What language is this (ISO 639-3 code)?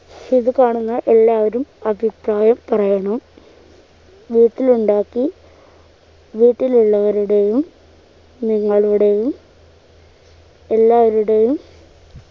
mal